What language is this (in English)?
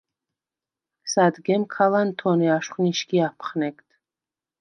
Svan